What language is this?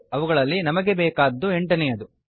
Kannada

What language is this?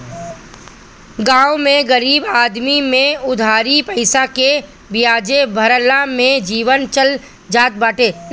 Bhojpuri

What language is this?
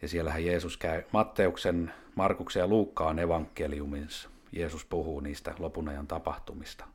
Finnish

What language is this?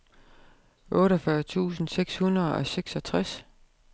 Danish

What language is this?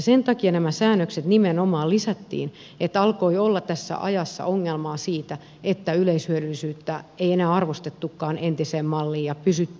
Finnish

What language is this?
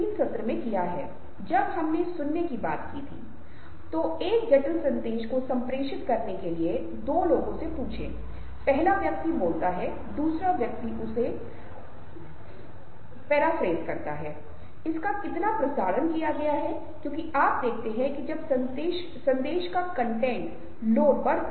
Hindi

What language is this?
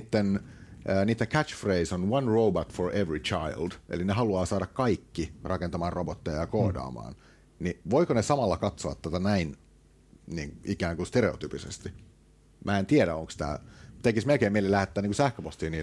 Finnish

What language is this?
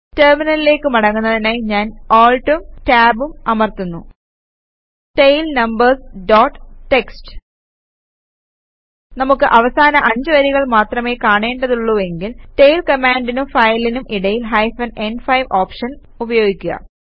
Malayalam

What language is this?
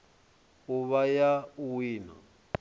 Venda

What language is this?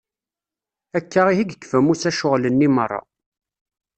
Kabyle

